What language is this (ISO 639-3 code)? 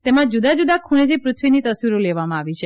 guj